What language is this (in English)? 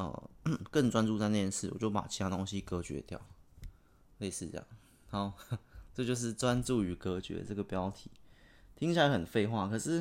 Chinese